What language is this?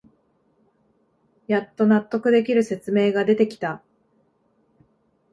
Japanese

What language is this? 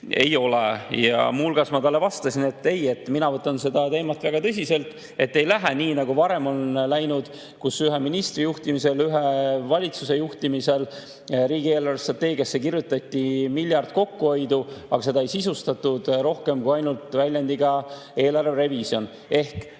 Estonian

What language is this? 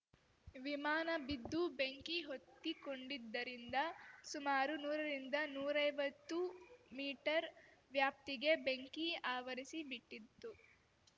Kannada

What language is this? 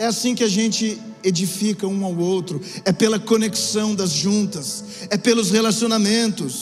Portuguese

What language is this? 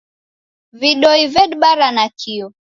Taita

